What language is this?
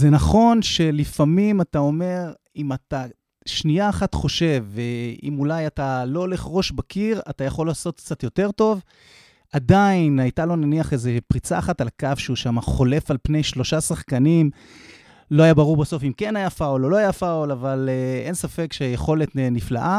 Hebrew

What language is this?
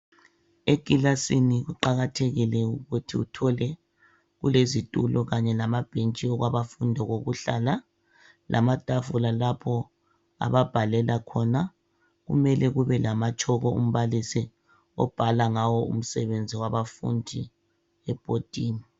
North Ndebele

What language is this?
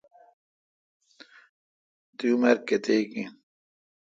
Kalkoti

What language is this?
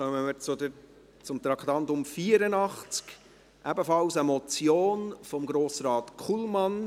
Swiss German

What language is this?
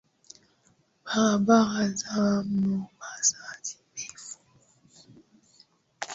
Swahili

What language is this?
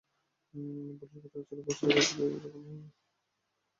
Bangla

